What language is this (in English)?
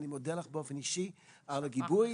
Hebrew